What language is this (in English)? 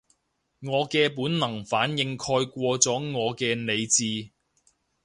Cantonese